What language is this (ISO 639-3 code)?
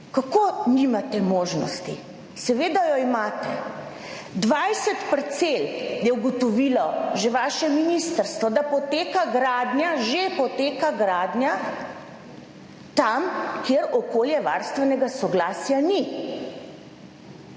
slv